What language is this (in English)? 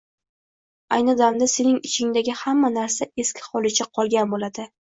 Uzbek